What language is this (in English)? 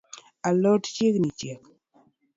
Luo (Kenya and Tanzania)